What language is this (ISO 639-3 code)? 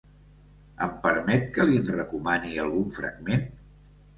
cat